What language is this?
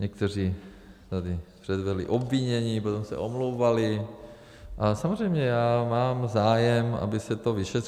Czech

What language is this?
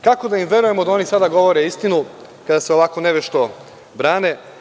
Serbian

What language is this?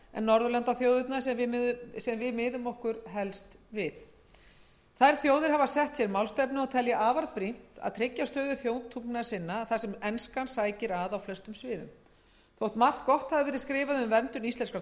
Icelandic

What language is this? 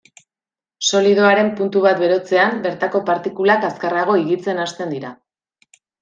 Basque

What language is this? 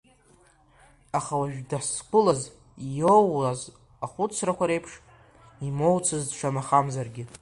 Abkhazian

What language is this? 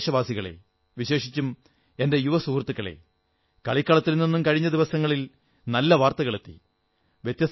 Malayalam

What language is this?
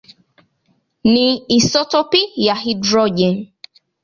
Swahili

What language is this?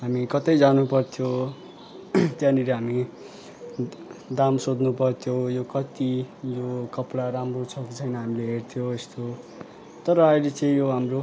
Nepali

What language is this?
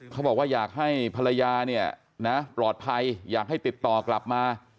Thai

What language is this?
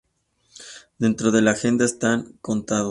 Spanish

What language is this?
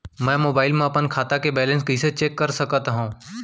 Chhattisgarhi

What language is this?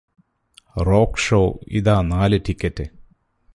Malayalam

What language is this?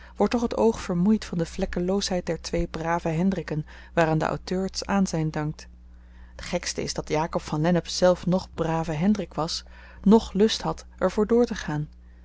Dutch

